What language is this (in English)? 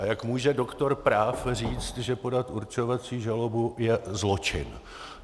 Czech